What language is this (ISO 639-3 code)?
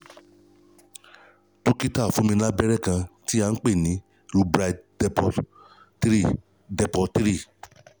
yor